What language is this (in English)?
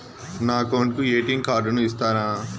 Telugu